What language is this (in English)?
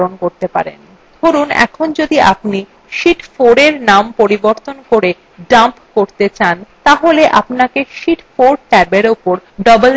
Bangla